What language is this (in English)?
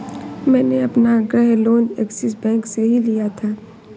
Hindi